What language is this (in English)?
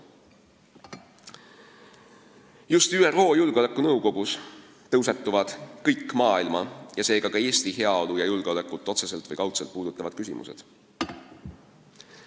Estonian